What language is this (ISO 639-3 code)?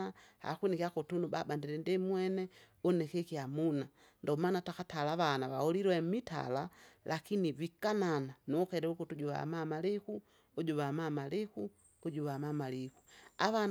zga